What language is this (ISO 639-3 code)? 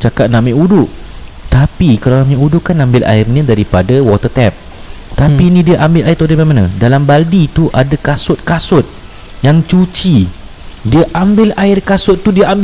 msa